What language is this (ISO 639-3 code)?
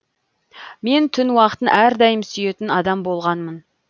kaz